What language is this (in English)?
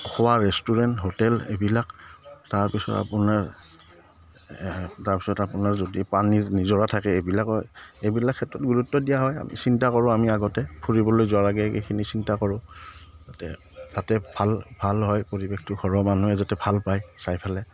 Assamese